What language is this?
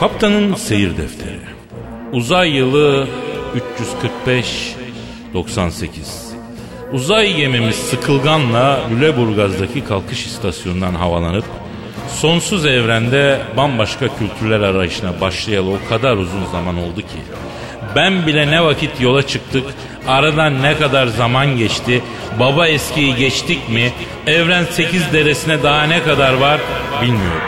Turkish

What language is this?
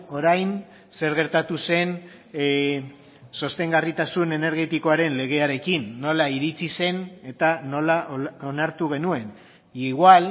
Basque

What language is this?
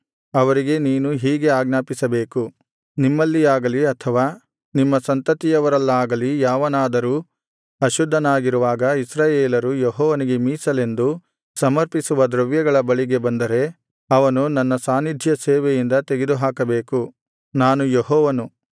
Kannada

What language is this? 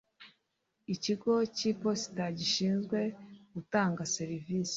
Kinyarwanda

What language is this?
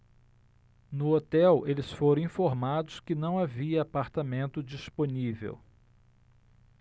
Portuguese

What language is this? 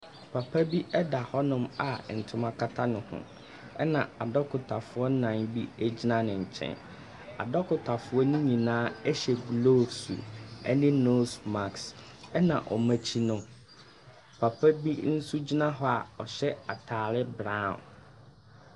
Akan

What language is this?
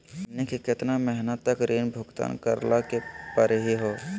Magahi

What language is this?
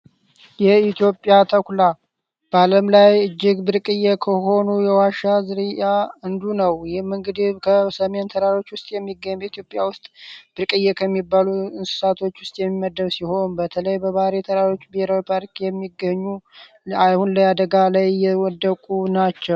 Amharic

